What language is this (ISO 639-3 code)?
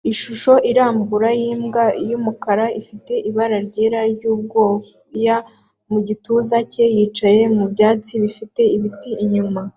kin